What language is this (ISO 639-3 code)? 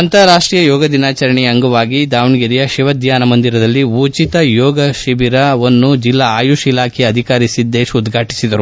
kan